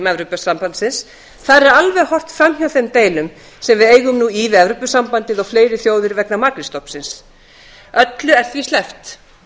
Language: Icelandic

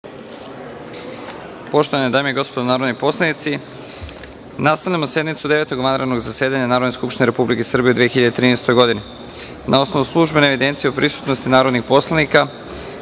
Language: Serbian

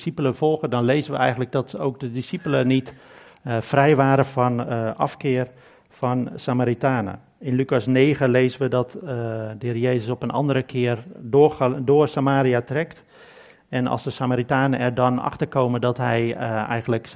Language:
Dutch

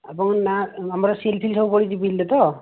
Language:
Odia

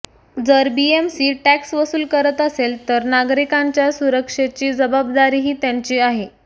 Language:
Marathi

